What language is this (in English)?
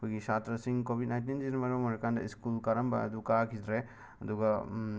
Manipuri